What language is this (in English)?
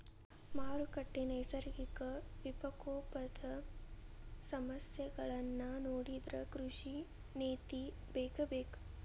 Kannada